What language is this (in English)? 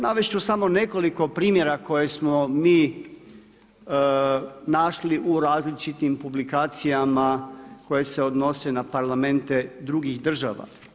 Croatian